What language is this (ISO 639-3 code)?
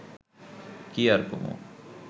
ben